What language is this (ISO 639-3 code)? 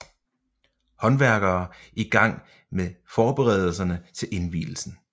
dan